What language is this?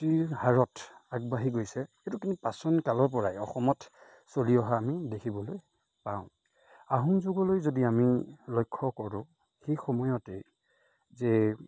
Assamese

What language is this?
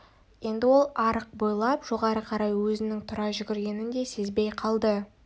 Kazakh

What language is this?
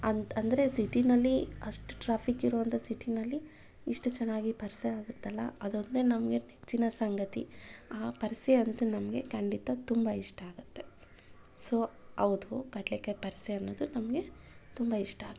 Kannada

